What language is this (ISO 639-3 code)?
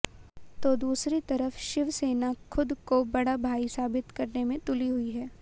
hin